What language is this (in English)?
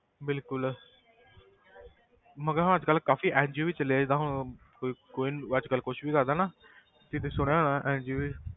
Punjabi